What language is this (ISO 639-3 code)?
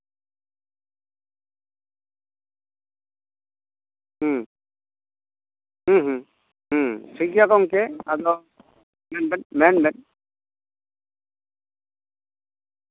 sat